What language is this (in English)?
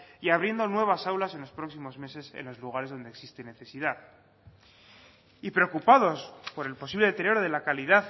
Spanish